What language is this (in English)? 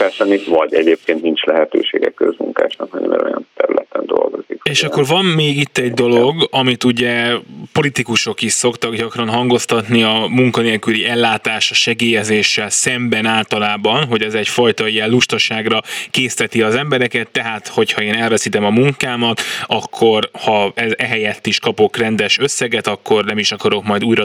Hungarian